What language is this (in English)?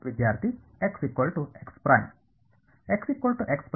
Kannada